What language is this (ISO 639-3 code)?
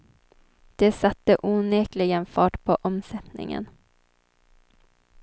swe